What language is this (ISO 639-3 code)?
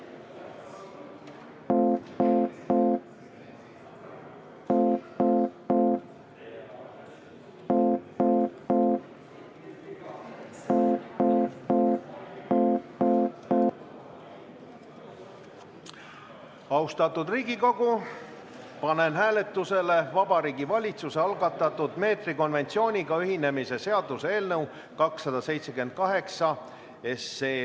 est